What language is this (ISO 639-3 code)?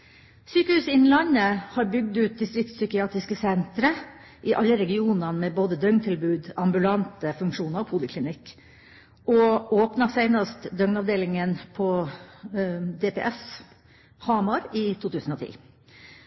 nob